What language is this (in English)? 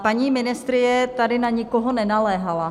Czech